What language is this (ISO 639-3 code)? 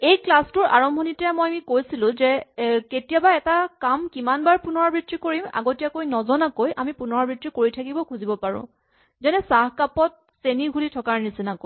asm